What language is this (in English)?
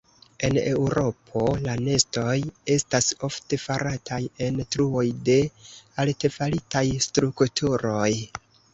Esperanto